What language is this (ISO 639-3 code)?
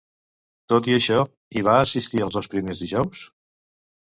cat